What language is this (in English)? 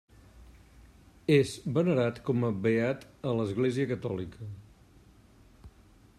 Catalan